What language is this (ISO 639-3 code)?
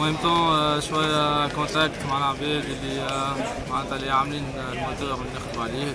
fra